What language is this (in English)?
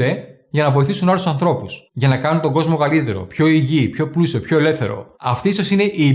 Greek